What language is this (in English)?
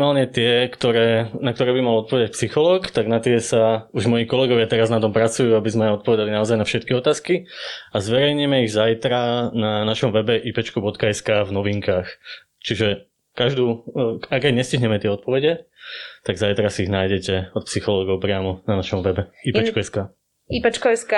Slovak